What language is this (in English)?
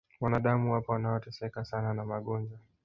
Swahili